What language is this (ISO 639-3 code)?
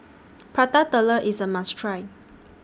eng